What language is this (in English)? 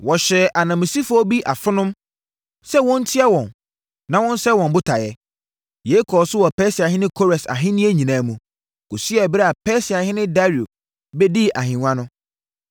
Akan